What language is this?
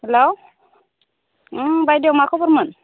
Bodo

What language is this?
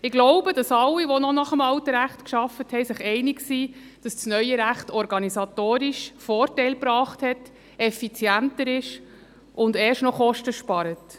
Swiss German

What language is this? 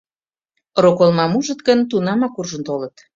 Mari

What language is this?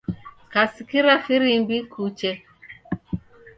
Taita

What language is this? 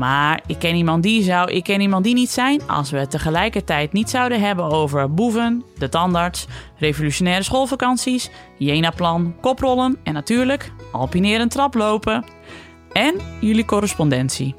Dutch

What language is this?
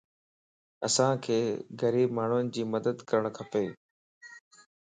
Lasi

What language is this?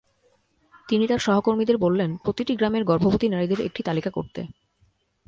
Bangla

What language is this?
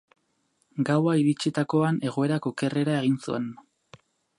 Basque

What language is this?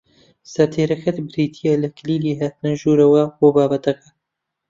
Central Kurdish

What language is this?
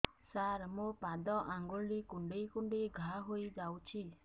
Odia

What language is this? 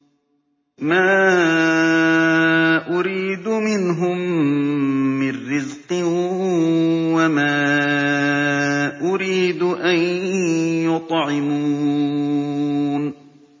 Arabic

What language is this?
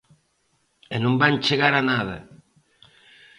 Galician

